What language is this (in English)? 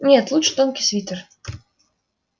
Russian